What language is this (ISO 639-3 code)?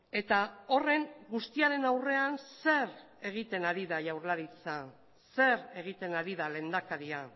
eus